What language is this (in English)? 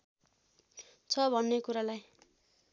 Nepali